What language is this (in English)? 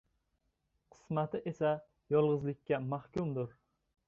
Uzbek